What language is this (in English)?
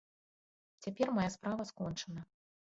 Belarusian